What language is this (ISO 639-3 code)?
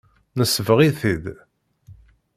kab